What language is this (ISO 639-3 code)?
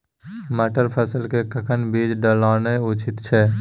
mai